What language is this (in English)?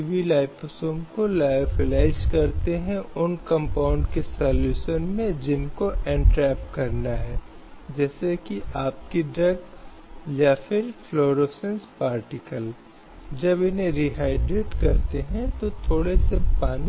Hindi